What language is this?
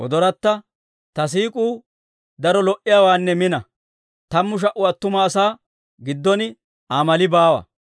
Dawro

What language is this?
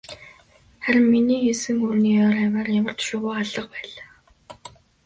Mongolian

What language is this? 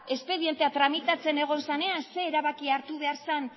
Basque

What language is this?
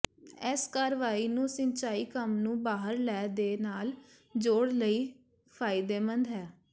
Punjabi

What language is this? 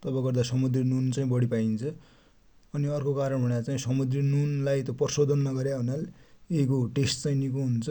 Dotyali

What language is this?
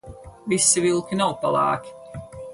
Latvian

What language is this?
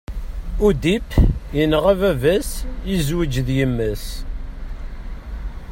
Kabyle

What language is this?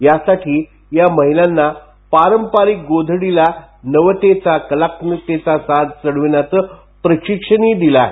Marathi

